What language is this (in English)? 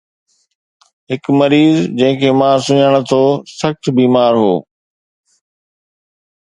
Sindhi